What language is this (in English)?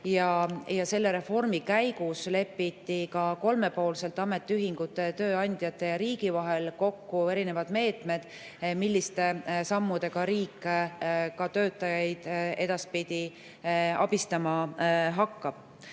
Estonian